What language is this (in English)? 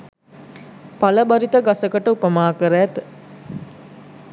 Sinhala